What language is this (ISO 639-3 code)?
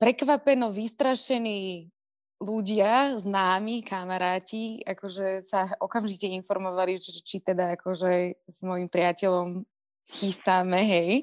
slk